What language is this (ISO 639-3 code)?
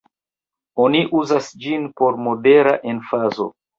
epo